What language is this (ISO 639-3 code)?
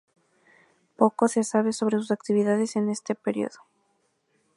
spa